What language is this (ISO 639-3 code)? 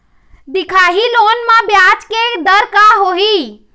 hne